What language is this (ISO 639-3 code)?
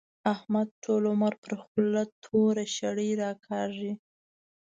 pus